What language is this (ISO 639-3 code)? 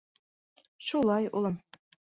bak